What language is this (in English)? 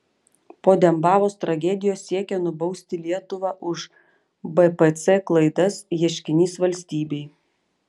Lithuanian